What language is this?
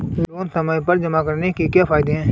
Hindi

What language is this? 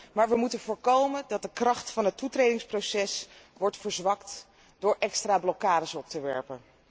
Dutch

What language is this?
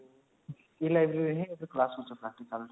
Odia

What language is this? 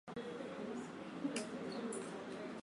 Swahili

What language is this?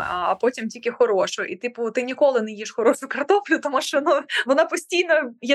Ukrainian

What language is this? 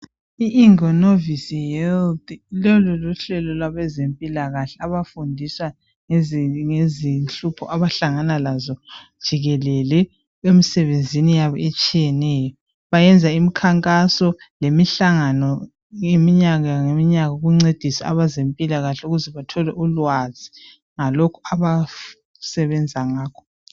North Ndebele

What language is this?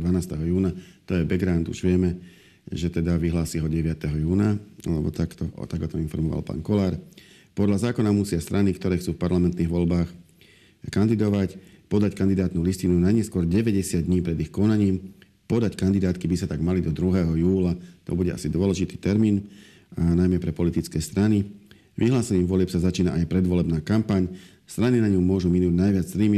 Slovak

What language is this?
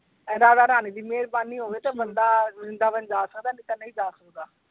Punjabi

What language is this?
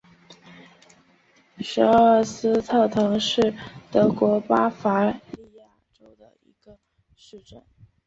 Chinese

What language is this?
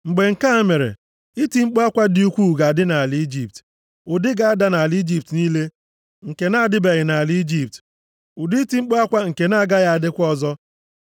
Igbo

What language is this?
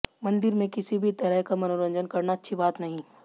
Hindi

